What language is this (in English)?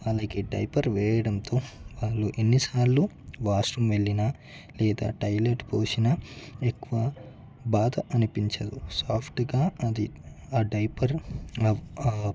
Telugu